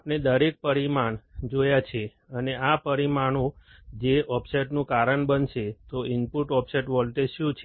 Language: Gujarati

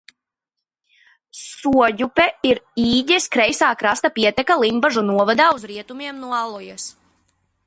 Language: Latvian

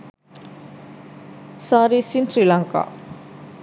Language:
Sinhala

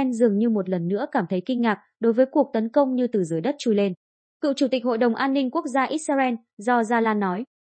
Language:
Vietnamese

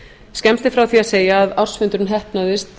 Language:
Icelandic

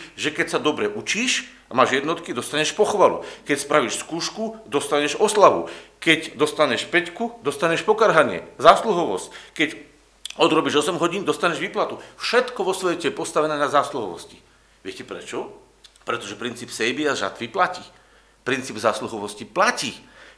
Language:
Slovak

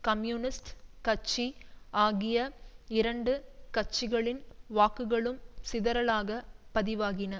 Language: Tamil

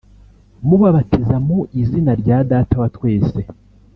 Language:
Kinyarwanda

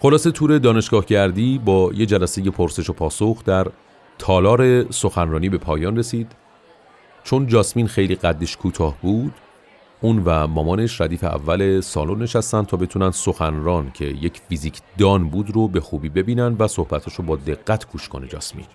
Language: Persian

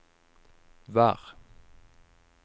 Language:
Norwegian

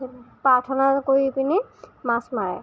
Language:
Assamese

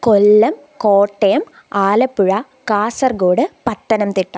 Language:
Malayalam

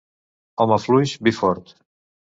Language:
Catalan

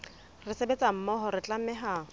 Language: Southern Sotho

